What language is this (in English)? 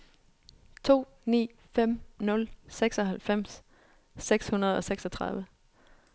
Danish